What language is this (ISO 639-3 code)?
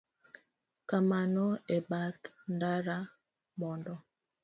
luo